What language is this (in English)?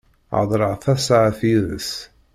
Kabyle